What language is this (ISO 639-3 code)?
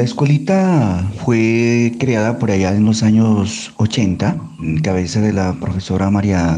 spa